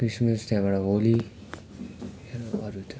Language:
Nepali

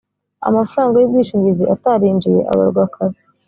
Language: Kinyarwanda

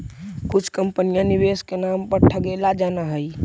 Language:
Magahi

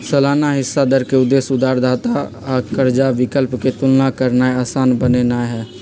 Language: Magahi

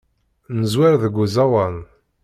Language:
Kabyle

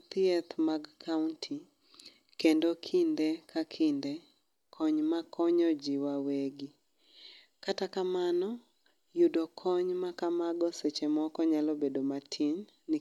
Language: Luo (Kenya and Tanzania)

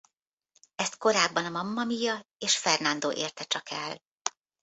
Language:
Hungarian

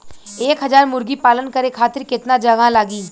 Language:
Bhojpuri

